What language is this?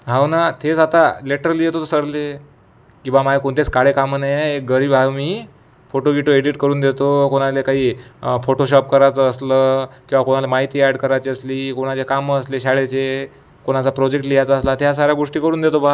Marathi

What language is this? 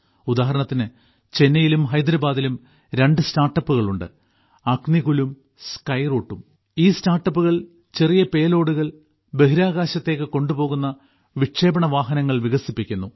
Malayalam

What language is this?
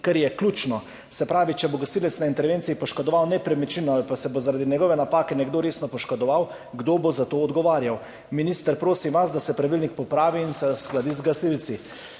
Slovenian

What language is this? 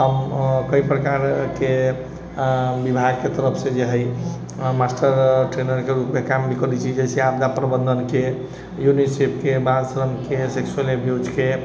Maithili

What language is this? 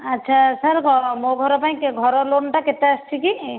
Odia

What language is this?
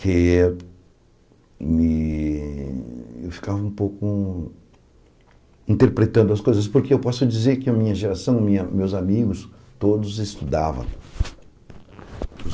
Portuguese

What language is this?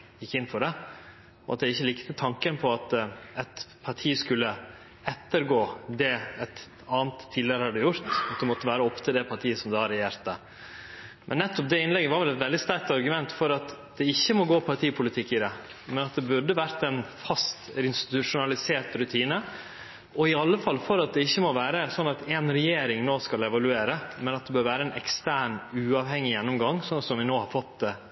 Norwegian Nynorsk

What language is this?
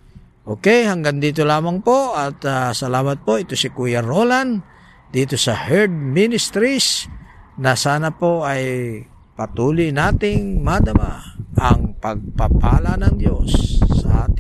Filipino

